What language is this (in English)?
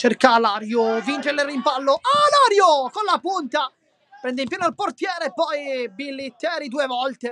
Italian